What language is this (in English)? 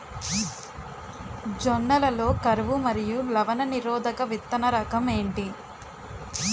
Telugu